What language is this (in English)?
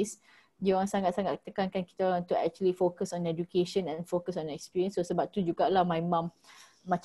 Malay